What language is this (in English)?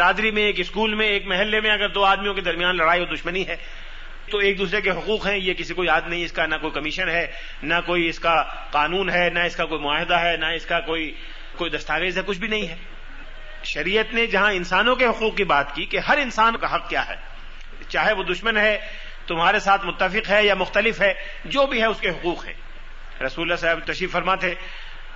Urdu